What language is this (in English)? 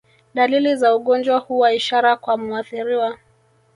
Swahili